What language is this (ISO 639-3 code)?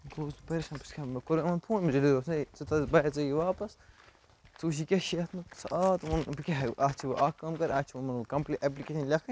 kas